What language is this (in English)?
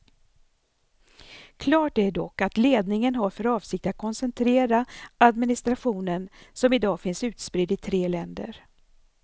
Swedish